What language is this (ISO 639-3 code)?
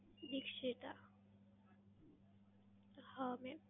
guj